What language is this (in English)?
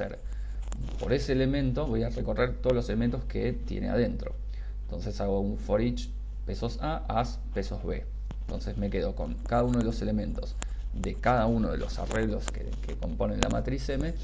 Spanish